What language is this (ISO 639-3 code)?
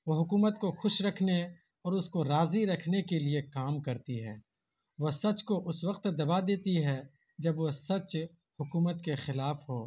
urd